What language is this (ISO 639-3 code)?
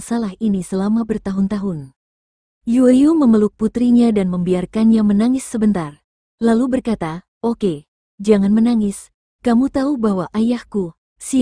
ind